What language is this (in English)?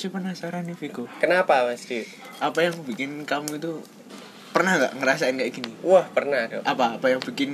Indonesian